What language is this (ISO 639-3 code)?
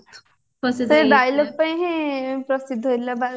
ori